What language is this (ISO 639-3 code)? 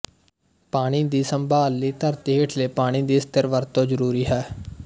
pan